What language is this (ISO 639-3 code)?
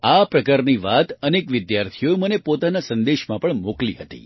guj